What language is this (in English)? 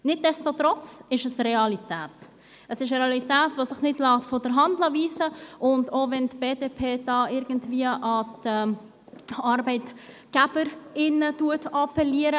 Swiss German